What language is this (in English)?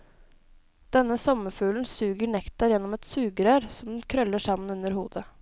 Norwegian